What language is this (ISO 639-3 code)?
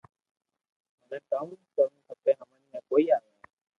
lrk